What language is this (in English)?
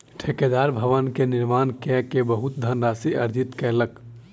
Maithili